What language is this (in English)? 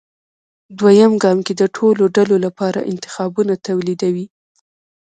Pashto